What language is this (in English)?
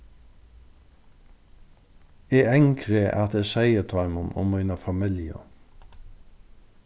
Faroese